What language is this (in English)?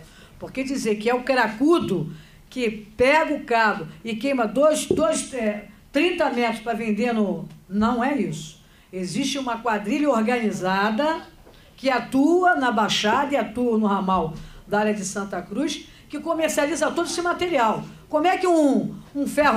Portuguese